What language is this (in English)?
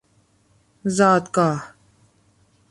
Persian